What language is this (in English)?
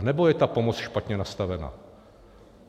Czech